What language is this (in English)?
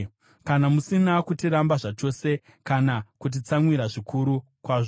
Shona